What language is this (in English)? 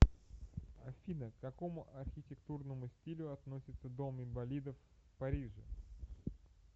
Russian